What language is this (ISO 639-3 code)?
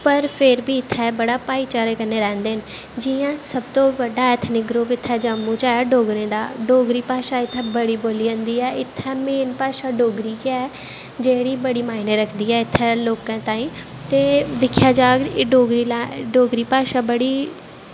doi